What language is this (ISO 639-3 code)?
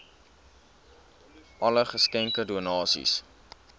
afr